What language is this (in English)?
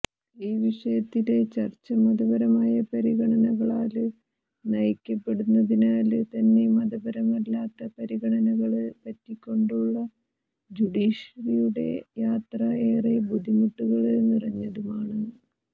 Malayalam